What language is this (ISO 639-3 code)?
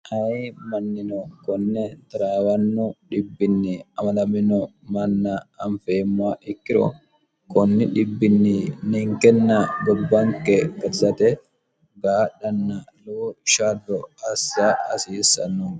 sid